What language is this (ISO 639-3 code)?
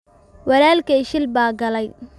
som